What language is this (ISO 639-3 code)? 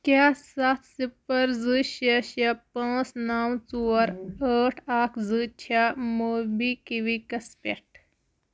kas